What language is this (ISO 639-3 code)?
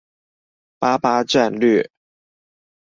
zho